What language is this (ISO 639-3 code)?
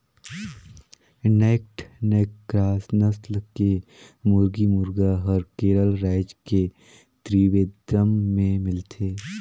hne